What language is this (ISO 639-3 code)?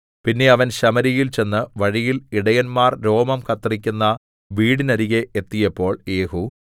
mal